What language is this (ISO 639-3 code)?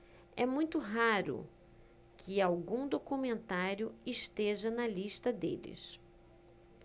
por